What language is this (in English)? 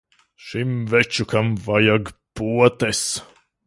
Latvian